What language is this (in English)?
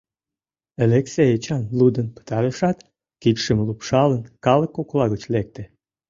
Mari